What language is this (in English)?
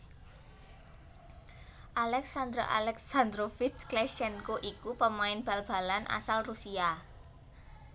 Javanese